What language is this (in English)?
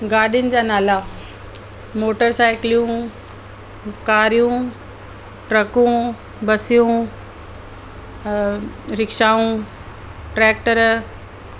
Sindhi